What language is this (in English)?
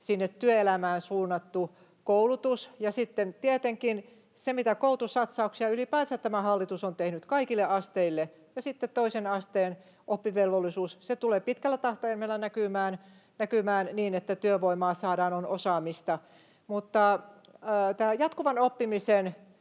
Finnish